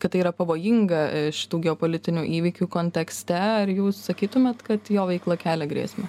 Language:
Lithuanian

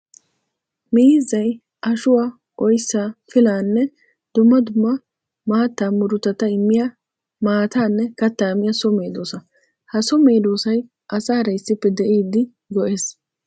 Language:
Wolaytta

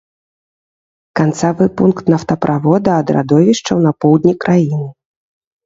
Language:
Belarusian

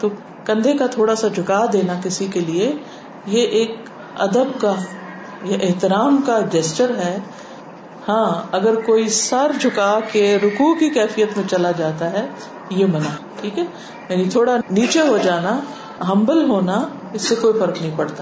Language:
Urdu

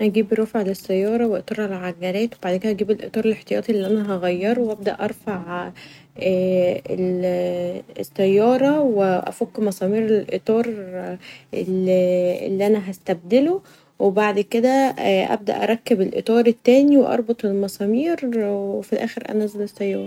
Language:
Egyptian Arabic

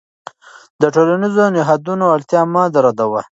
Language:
Pashto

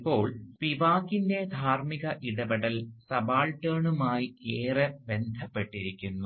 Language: Malayalam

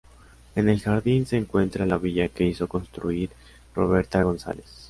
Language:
Spanish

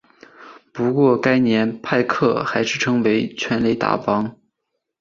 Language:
Chinese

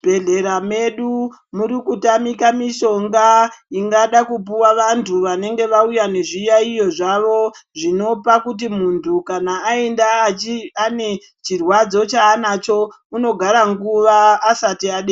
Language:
Ndau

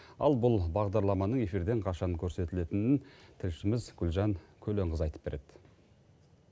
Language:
Kazakh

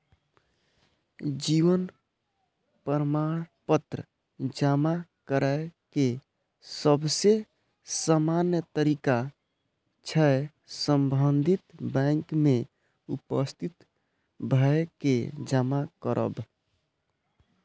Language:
Maithili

